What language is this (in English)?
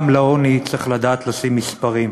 Hebrew